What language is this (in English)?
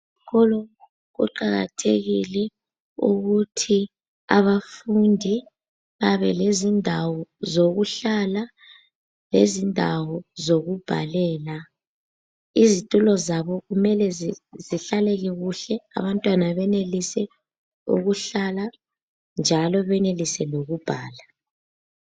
North Ndebele